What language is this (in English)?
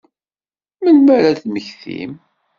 Kabyle